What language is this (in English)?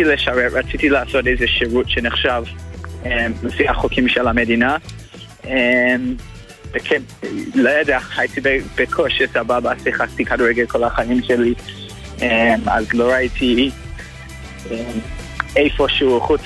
Hebrew